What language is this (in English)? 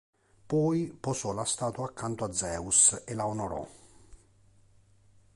Italian